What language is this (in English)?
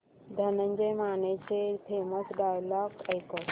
Marathi